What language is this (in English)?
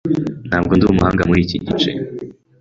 Kinyarwanda